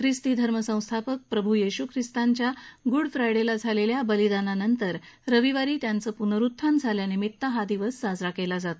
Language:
Marathi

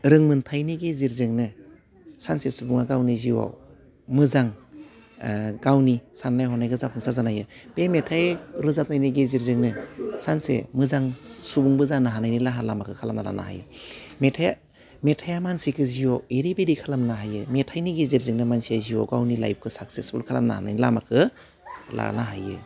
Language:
Bodo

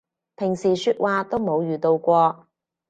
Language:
Cantonese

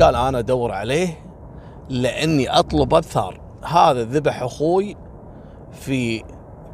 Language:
Arabic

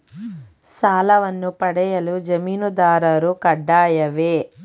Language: Kannada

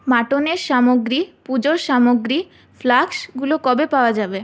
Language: Bangla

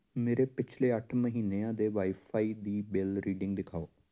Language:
Punjabi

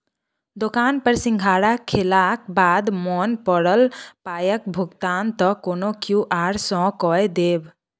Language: Maithili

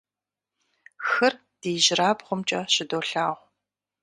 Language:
Kabardian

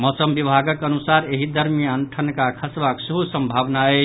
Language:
Maithili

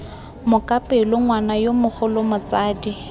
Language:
Tswana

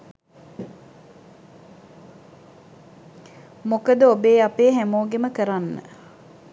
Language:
Sinhala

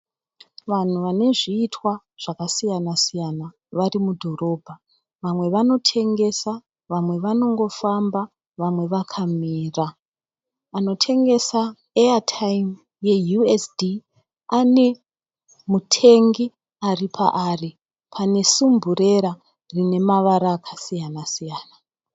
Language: Shona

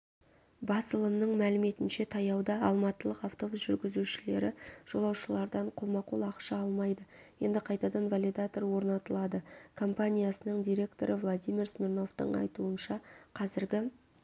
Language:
Kazakh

